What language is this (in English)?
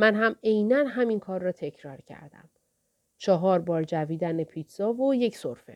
Persian